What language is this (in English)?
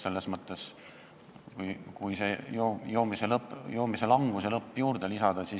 Estonian